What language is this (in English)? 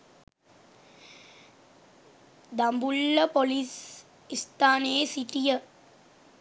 Sinhala